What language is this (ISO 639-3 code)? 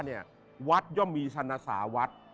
tha